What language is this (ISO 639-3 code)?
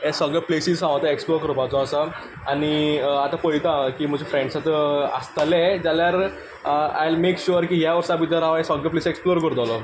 kok